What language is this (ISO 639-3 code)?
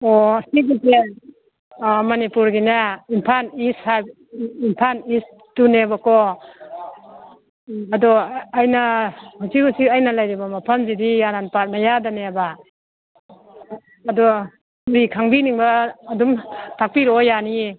mni